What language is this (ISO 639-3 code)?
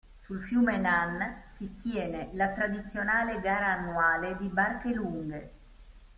ita